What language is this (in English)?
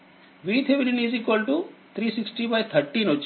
Telugu